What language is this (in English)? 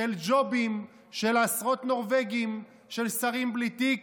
Hebrew